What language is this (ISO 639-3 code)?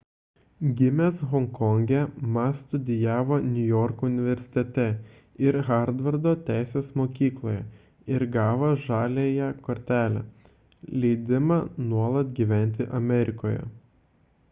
lit